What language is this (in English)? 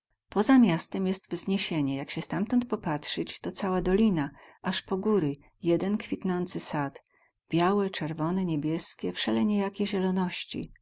Polish